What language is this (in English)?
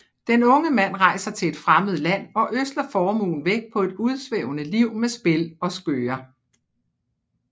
Danish